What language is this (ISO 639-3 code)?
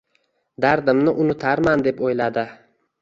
uzb